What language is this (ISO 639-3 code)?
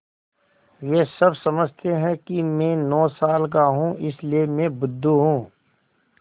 hin